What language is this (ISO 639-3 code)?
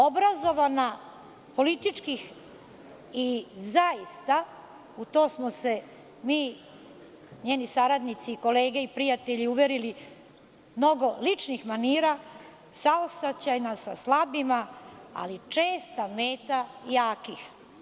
srp